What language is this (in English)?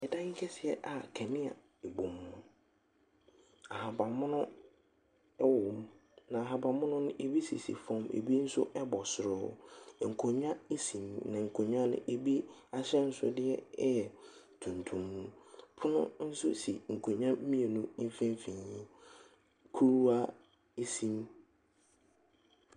Akan